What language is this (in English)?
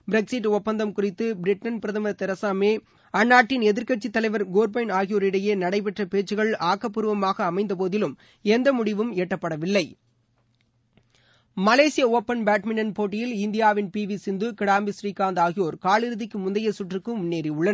Tamil